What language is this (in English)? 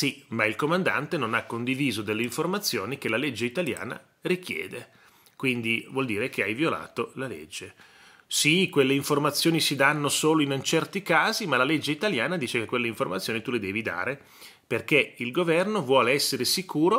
Italian